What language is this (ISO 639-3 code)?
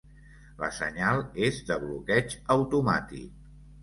cat